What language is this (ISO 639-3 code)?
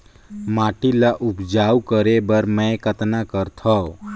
hne